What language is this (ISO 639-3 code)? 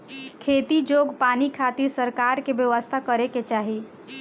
bho